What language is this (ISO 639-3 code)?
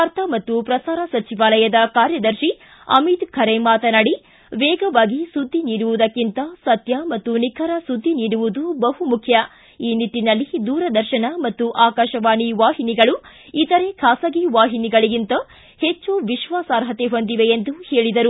kan